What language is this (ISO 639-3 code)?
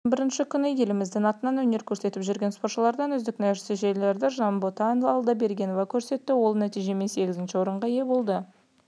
kaz